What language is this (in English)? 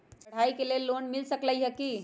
Magahi